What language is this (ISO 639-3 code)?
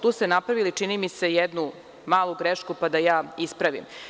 srp